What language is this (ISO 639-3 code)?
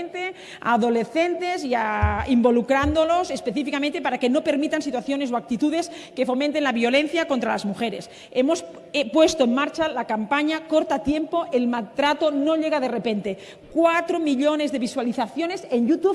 spa